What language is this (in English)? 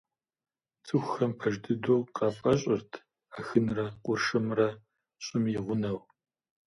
Kabardian